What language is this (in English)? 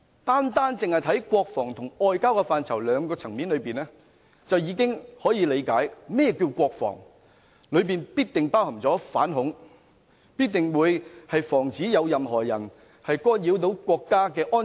Cantonese